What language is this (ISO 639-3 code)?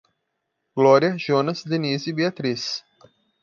por